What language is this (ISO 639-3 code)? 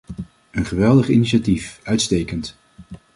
nld